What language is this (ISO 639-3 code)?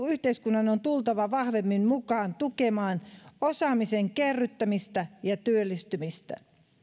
fin